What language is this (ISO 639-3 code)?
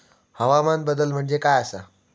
mar